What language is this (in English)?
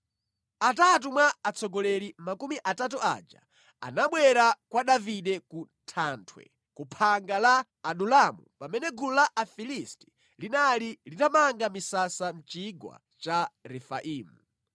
Nyanja